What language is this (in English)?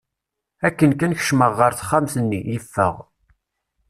Kabyle